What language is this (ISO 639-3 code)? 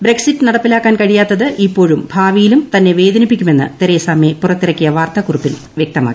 mal